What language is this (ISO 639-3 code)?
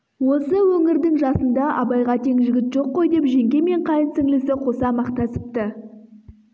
kaz